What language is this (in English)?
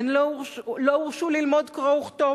Hebrew